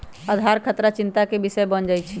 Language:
Magahi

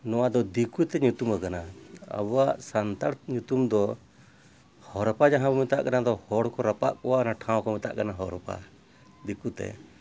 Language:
Santali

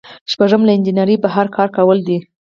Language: Pashto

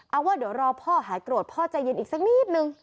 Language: Thai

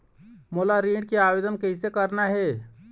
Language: Chhattisgarhi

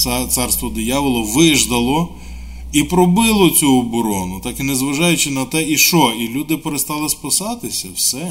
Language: Ukrainian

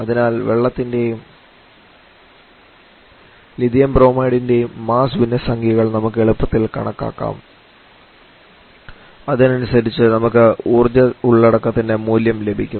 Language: Malayalam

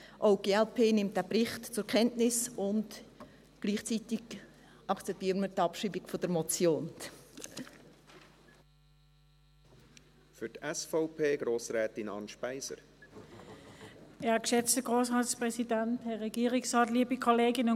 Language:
Swiss German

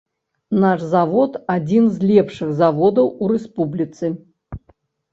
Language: Belarusian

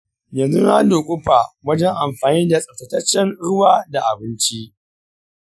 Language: Hausa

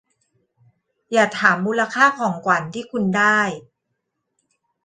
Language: Thai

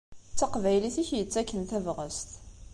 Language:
Kabyle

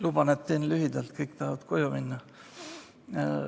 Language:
Estonian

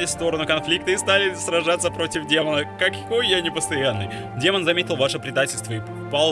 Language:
Russian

